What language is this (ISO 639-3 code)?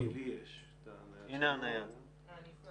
heb